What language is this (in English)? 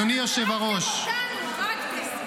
Hebrew